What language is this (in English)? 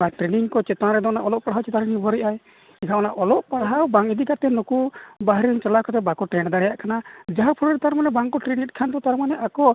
Santali